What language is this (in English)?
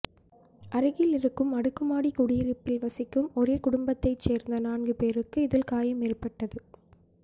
Tamil